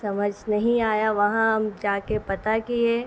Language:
Urdu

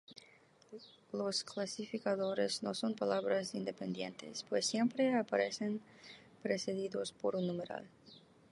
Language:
Spanish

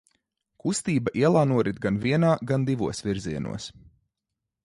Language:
Latvian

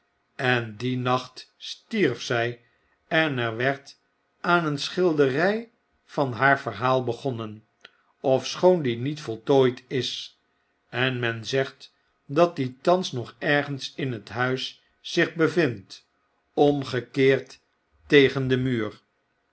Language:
Dutch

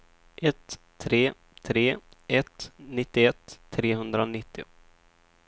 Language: Swedish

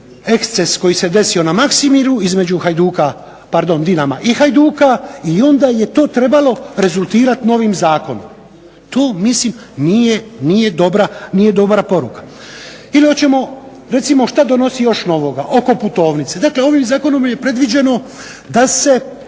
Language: Croatian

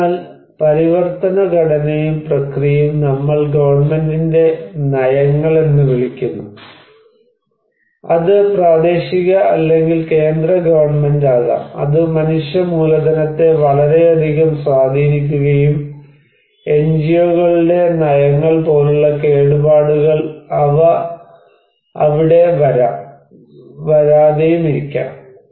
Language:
Malayalam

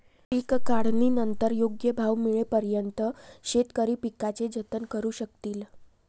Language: Marathi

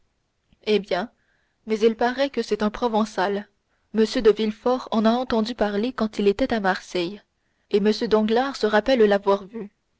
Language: French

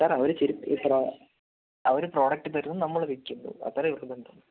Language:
Malayalam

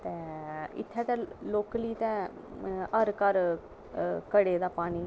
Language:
Dogri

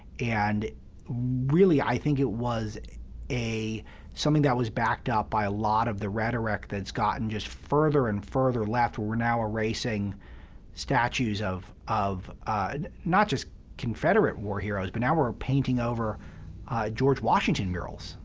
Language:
English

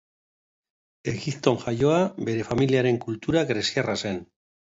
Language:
Basque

